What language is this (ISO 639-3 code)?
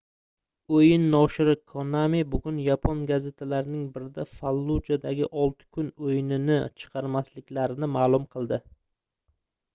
uzb